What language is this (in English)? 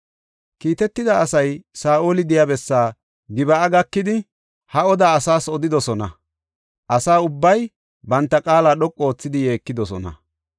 Gofa